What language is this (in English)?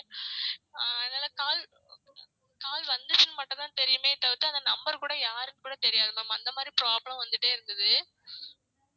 Tamil